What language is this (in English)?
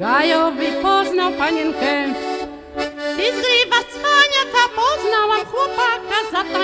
Polish